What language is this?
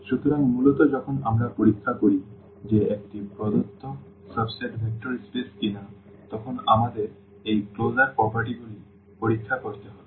Bangla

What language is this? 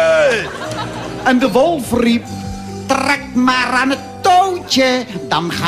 Dutch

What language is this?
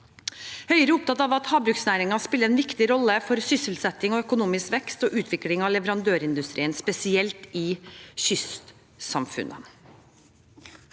Norwegian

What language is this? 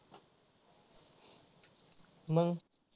Marathi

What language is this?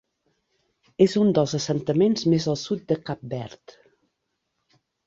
Catalan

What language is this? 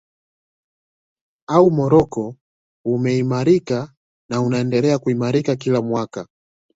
Swahili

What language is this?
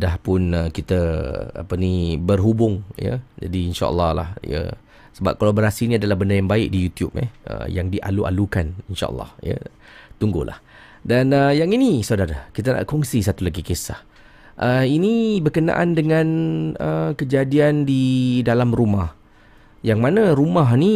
Malay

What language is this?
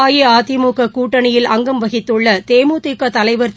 Tamil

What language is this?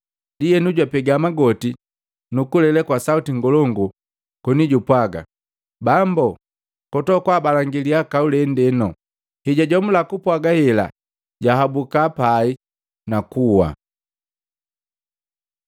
Matengo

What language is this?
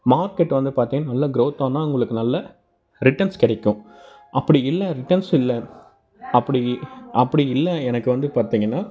Tamil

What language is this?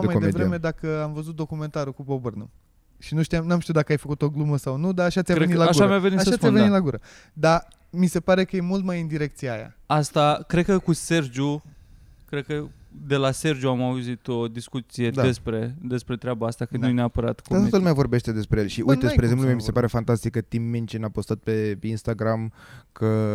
Romanian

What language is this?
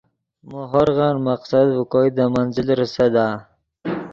Yidgha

